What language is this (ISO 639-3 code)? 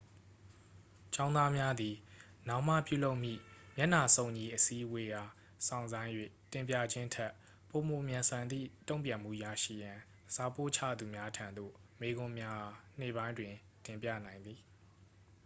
mya